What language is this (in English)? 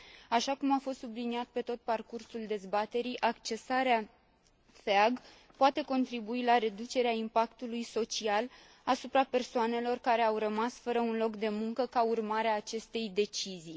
Romanian